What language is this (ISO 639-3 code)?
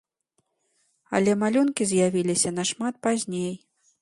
bel